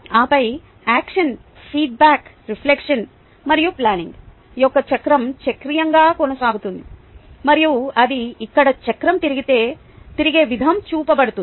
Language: Telugu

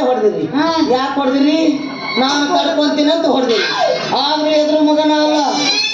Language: Kannada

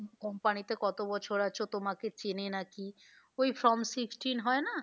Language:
Bangla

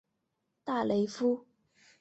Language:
Chinese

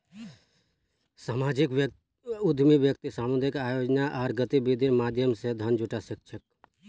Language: Magahi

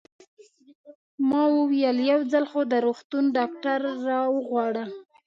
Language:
Pashto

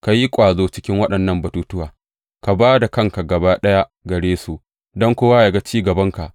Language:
Hausa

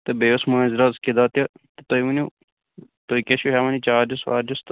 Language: Kashmiri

